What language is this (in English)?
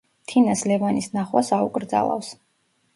Georgian